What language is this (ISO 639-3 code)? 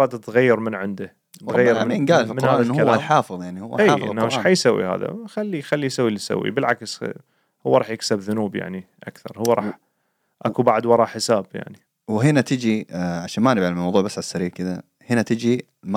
ara